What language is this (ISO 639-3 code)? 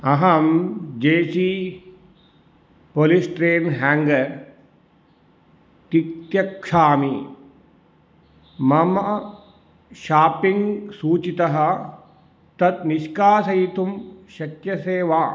san